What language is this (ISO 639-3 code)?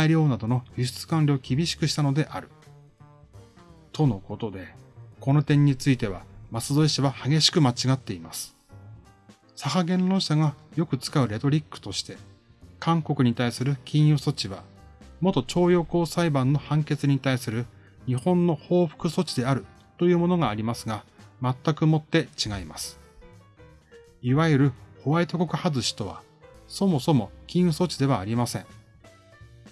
jpn